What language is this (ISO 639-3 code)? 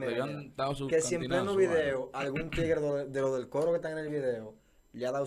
spa